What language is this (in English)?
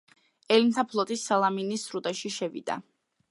Georgian